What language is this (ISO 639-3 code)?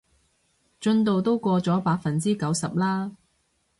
yue